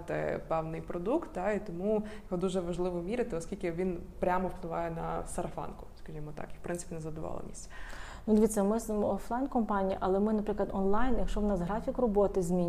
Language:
Ukrainian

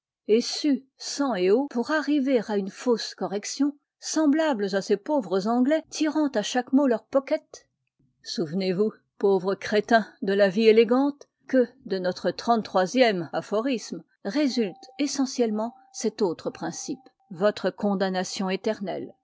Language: French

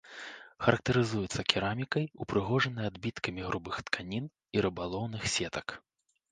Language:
Belarusian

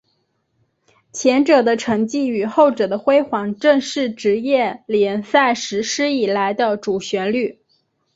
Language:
Chinese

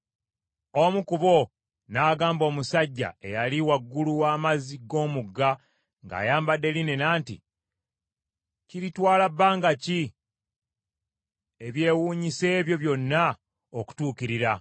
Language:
Ganda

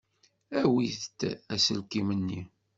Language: Kabyle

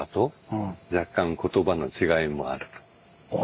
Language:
Japanese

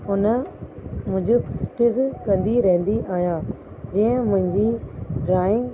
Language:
Sindhi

